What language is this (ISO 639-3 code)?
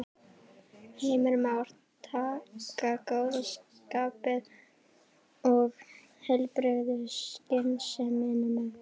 isl